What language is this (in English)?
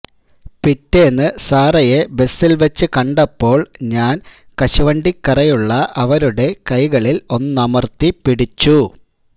Malayalam